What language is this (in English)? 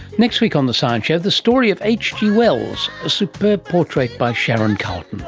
English